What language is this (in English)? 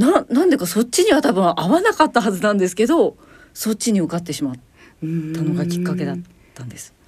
Japanese